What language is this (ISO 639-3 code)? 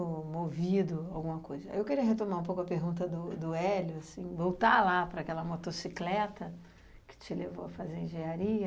por